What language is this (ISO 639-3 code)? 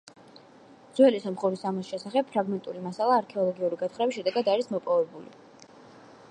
kat